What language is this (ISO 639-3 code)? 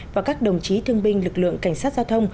vie